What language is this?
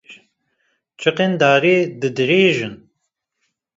Kurdish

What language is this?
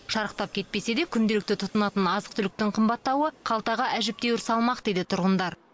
Kazakh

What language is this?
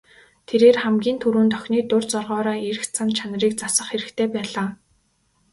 Mongolian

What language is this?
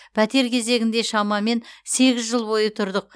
Kazakh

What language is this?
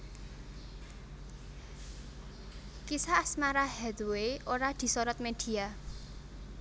Javanese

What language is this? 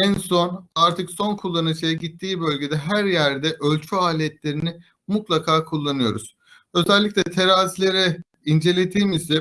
Turkish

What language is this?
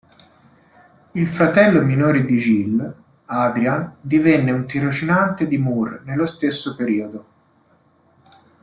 Italian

